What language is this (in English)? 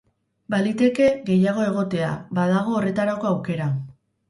Basque